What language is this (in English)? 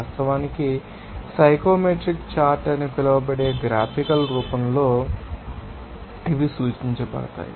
Telugu